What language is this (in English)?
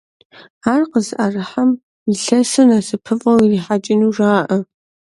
Kabardian